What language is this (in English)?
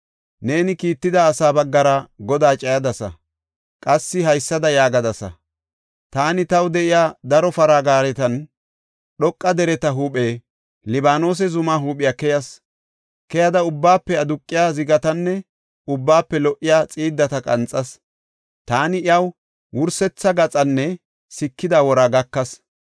Gofa